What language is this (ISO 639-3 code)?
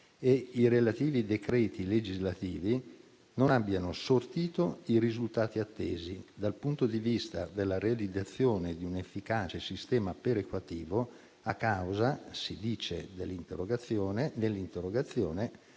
ita